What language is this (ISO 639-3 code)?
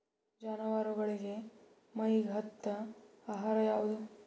kan